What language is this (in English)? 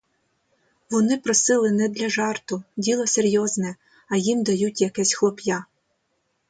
Ukrainian